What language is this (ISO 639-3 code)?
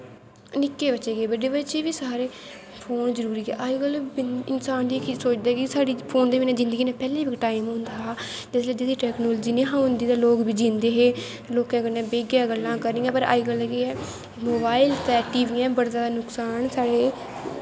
doi